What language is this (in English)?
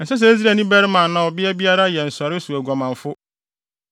Akan